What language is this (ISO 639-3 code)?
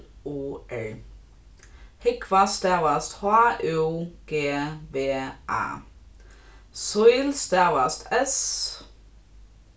fao